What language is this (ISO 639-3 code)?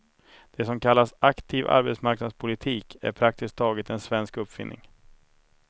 swe